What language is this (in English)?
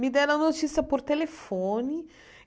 Portuguese